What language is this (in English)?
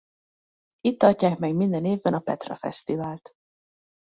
Hungarian